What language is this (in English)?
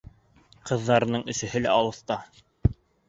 Bashkir